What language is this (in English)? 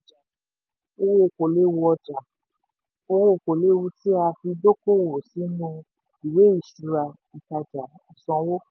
Yoruba